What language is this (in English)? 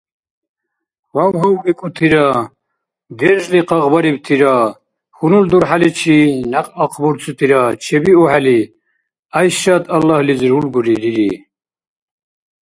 Dargwa